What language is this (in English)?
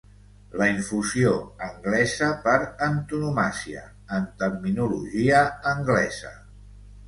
Catalan